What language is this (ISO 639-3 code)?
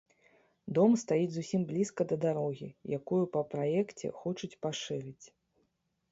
bel